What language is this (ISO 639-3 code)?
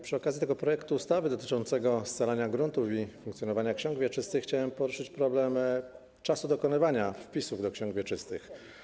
pol